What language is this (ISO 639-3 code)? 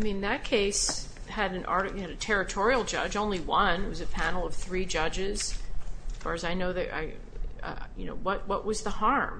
eng